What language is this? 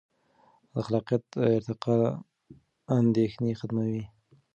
Pashto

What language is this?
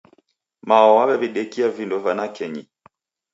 Taita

